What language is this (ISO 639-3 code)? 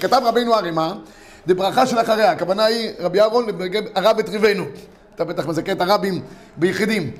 heb